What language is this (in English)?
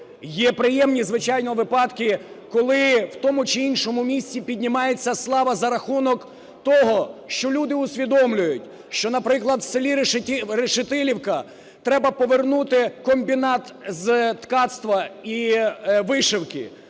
Ukrainian